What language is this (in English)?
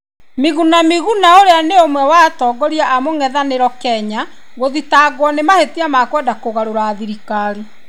Kikuyu